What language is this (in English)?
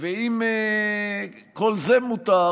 Hebrew